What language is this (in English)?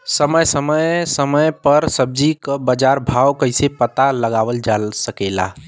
Bhojpuri